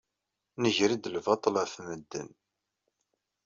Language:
Kabyle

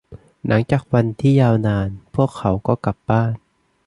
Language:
Thai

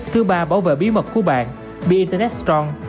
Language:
Vietnamese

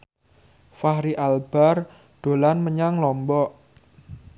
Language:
Javanese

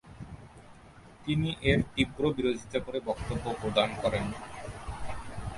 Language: Bangla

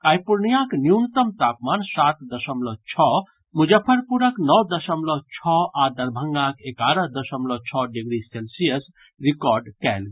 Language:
Maithili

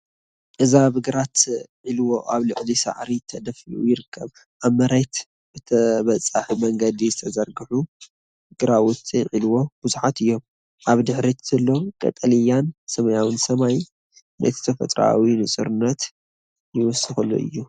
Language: Tigrinya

